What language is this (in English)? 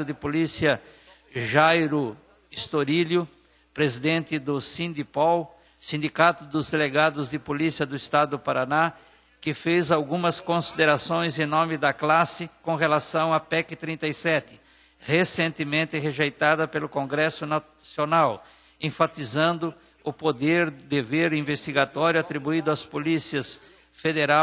Portuguese